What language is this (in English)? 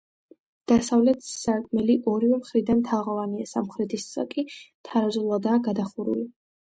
Georgian